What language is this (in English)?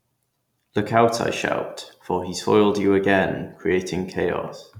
English